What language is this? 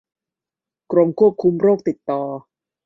Thai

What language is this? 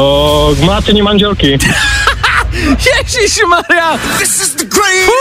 Czech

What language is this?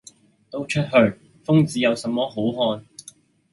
Cantonese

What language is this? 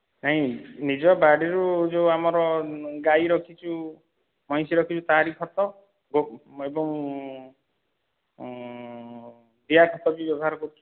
Odia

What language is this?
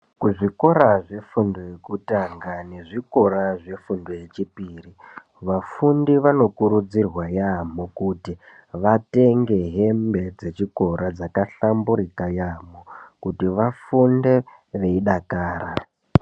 Ndau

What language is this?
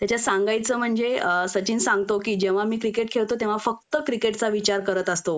Marathi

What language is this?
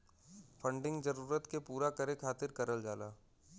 Bhojpuri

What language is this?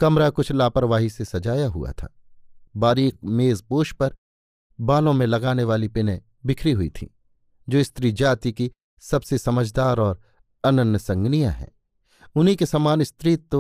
Hindi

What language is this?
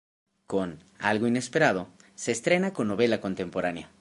Spanish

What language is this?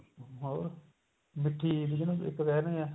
Punjabi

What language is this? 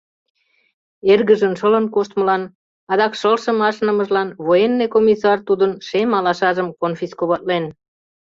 Mari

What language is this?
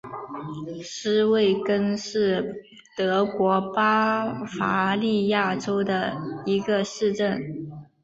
Chinese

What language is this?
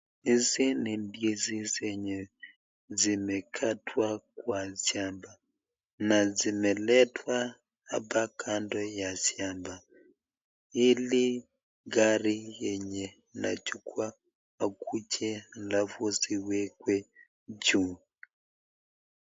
Swahili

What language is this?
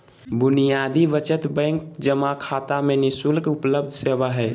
Magahi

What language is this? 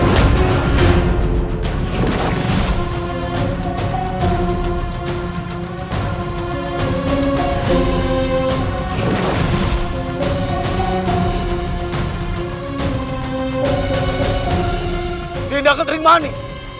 Indonesian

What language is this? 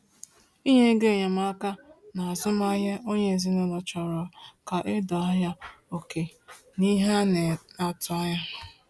Igbo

